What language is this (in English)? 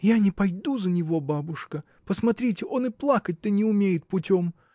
Russian